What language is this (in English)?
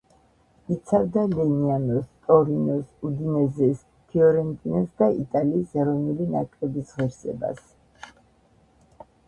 Georgian